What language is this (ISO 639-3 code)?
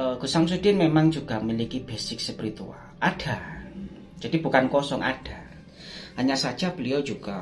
ind